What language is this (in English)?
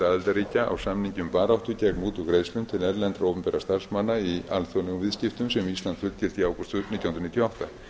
Icelandic